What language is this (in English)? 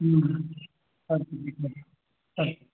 Sanskrit